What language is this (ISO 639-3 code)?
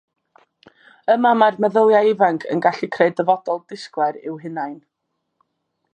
cym